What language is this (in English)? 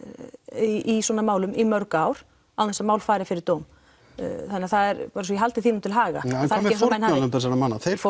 Icelandic